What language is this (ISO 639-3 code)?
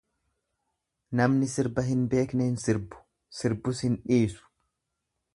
orm